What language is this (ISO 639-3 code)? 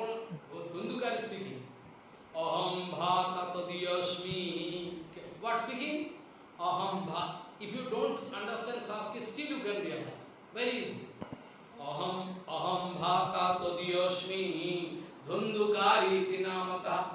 rus